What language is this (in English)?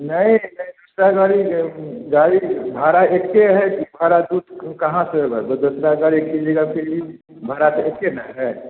Hindi